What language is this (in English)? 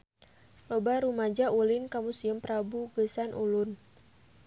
Sundanese